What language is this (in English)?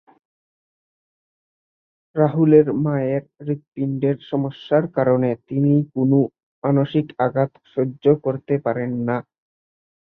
Bangla